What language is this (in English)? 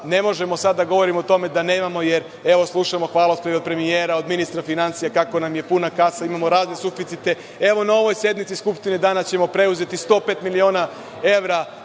Serbian